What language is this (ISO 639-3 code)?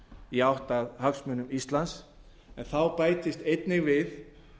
isl